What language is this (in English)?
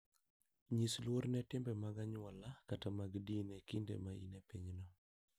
Luo (Kenya and Tanzania)